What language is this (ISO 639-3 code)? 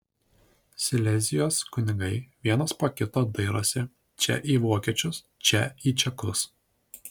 lit